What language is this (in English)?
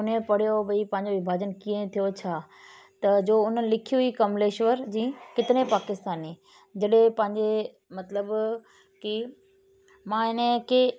Sindhi